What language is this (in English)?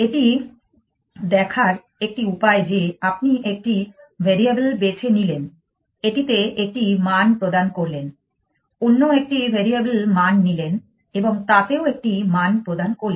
Bangla